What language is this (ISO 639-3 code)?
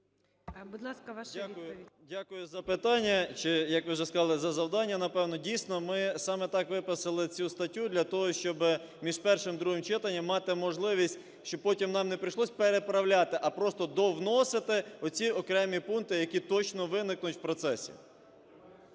ukr